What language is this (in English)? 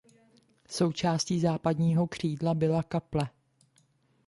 Czech